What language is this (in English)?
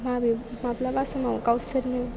Bodo